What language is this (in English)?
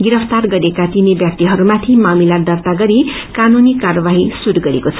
Nepali